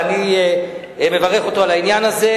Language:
Hebrew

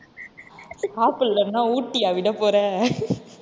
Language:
Tamil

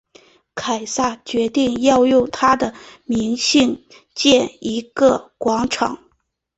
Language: Chinese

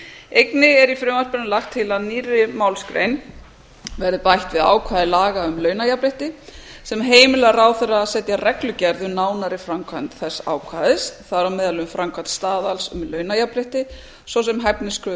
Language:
Icelandic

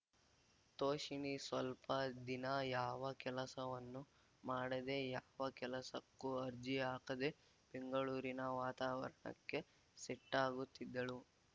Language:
Kannada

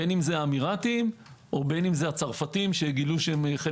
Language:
Hebrew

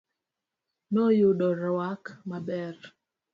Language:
Luo (Kenya and Tanzania)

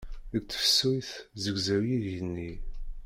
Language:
Kabyle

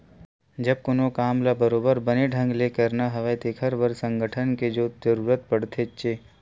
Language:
Chhattisgarhi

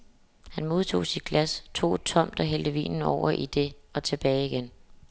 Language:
Danish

